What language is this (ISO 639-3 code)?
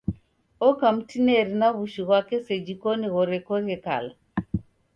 dav